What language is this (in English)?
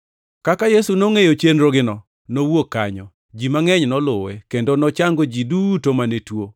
Luo (Kenya and Tanzania)